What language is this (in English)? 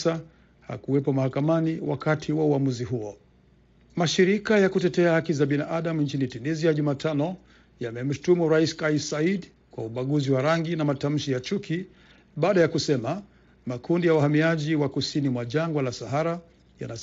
Swahili